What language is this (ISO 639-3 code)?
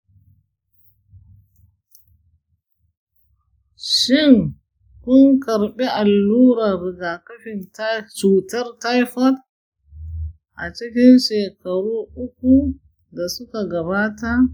hau